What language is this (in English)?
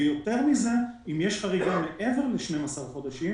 Hebrew